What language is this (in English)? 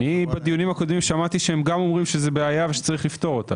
Hebrew